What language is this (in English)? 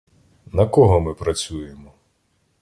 Ukrainian